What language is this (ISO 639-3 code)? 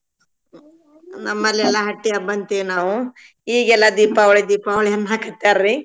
kan